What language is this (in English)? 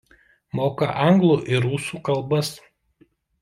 Lithuanian